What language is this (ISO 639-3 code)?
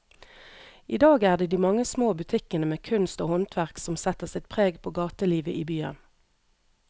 nor